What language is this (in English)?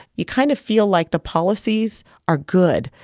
English